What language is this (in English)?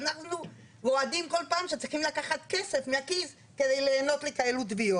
Hebrew